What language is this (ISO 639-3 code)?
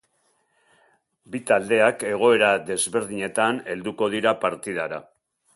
eus